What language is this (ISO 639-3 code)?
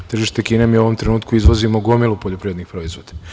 srp